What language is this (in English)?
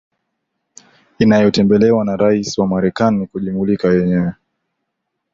Swahili